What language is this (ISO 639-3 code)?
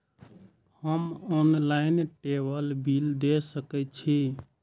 mai